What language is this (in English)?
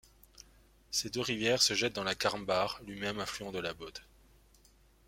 French